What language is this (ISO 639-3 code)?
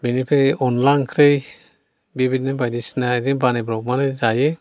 brx